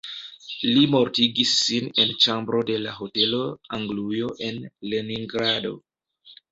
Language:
Esperanto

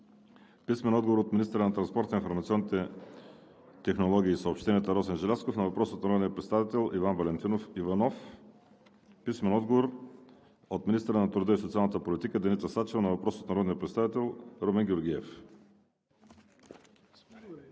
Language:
Bulgarian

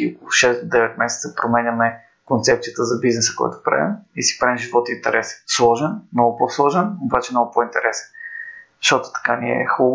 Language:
Bulgarian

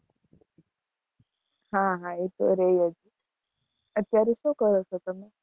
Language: Gujarati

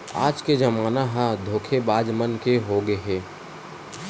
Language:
Chhattisgarhi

